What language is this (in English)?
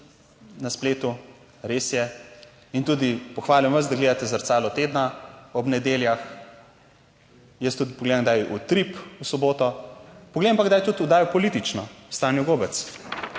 Slovenian